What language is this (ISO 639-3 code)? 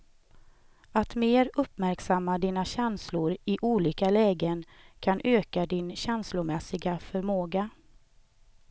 swe